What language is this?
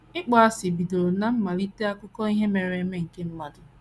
Igbo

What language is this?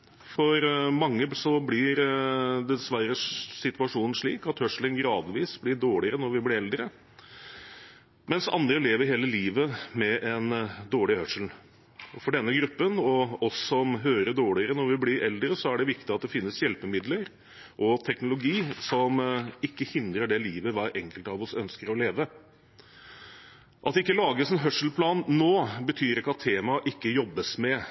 Norwegian Bokmål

